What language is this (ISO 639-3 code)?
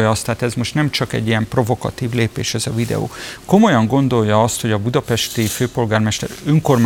hun